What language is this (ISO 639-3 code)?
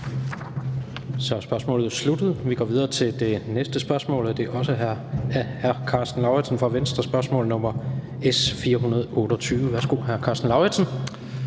dan